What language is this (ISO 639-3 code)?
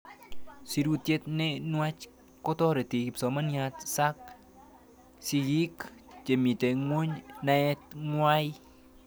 kln